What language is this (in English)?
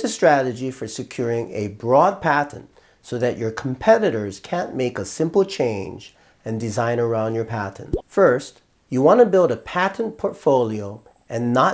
English